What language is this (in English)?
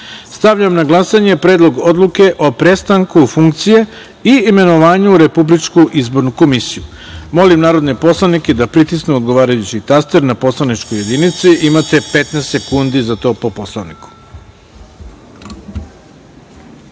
Serbian